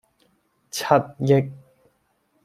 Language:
Cantonese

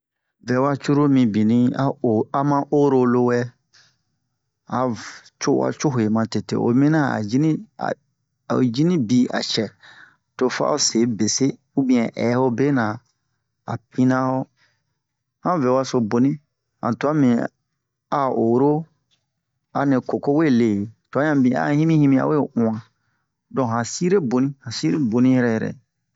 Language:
Bomu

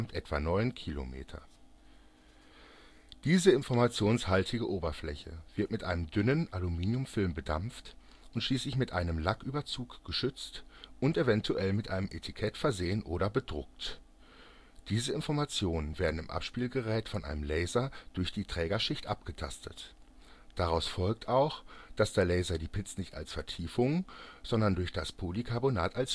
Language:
German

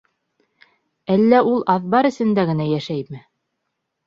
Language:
Bashkir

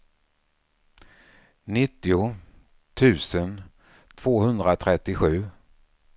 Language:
Swedish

